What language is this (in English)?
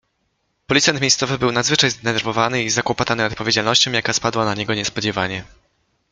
Polish